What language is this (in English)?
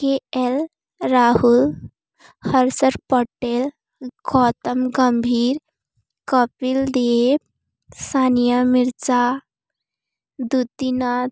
Odia